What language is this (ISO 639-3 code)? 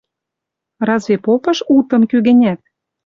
mrj